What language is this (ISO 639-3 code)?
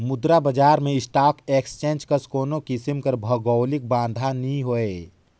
hne